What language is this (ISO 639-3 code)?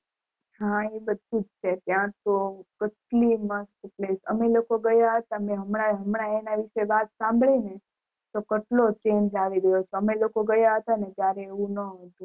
guj